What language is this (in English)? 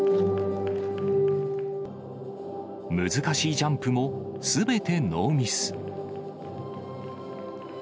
Japanese